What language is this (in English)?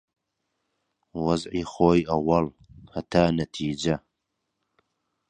Central Kurdish